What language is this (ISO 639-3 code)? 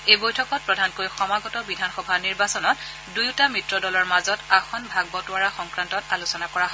asm